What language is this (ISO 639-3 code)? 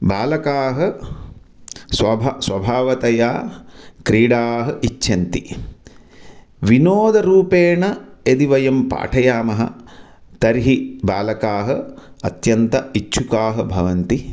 san